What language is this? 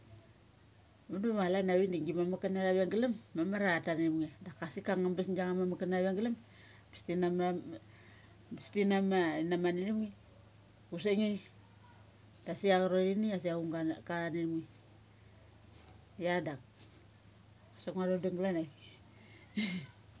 Mali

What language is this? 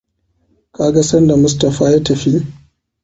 Hausa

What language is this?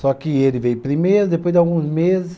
Portuguese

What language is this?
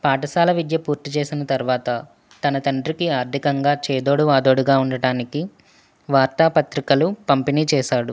Telugu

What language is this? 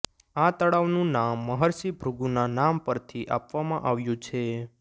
Gujarati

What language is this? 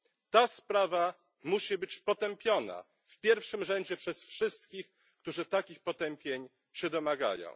Polish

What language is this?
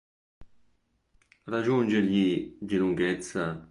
Italian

